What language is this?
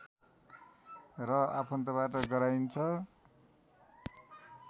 Nepali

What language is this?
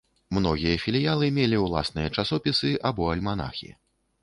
Belarusian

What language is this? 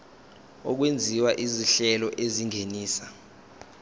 Zulu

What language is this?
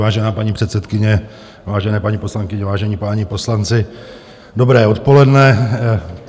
Czech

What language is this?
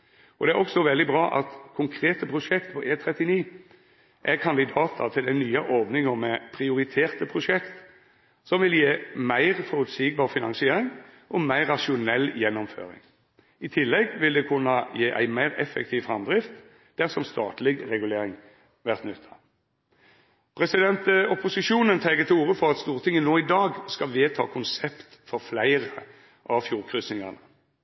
Norwegian Nynorsk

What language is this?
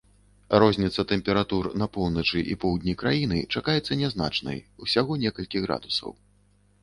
Belarusian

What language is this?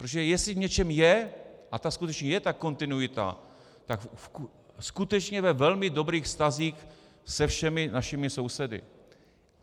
Czech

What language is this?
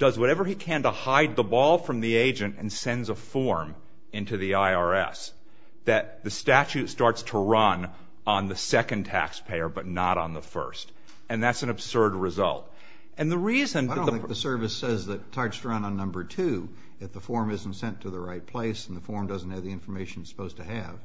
English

